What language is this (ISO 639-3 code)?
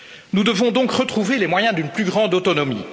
fra